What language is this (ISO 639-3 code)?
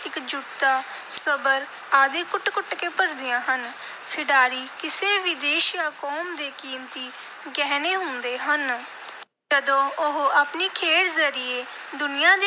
pan